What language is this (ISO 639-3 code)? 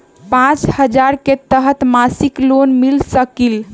mag